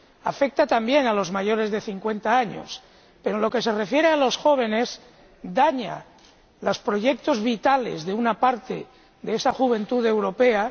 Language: Spanish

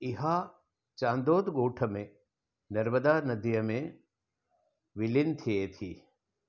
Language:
Sindhi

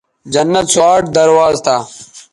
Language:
Bateri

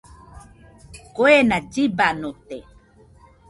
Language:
Nüpode Huitoto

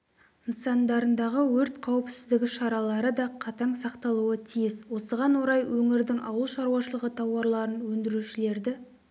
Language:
Kazakh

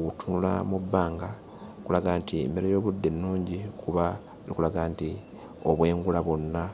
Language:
Ganda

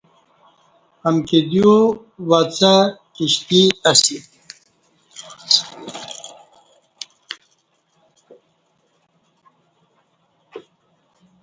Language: Kati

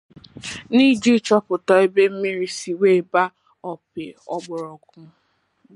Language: Igbo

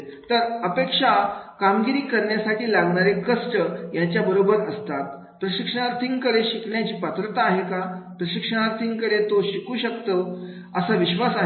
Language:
Marathi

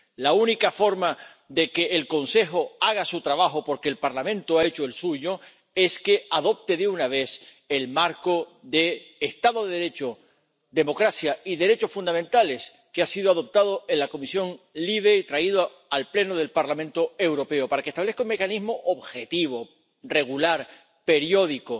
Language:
Spanish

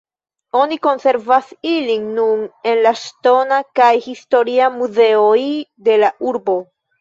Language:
Esperanto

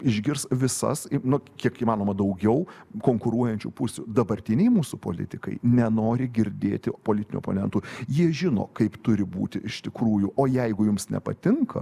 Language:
Lithuanian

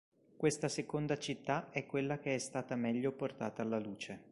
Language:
Italian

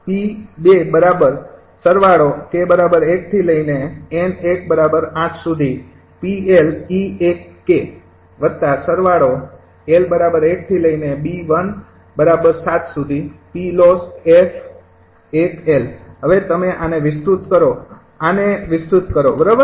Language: Gujarati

